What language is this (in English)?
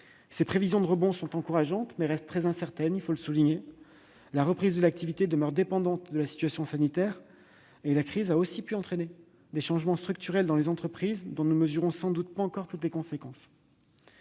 French